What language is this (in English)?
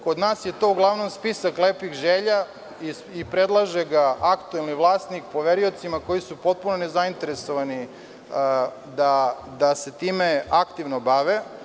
Serbian